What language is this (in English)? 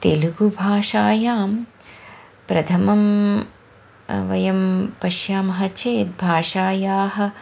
Sanskrit